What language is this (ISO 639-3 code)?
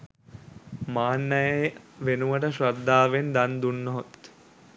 sin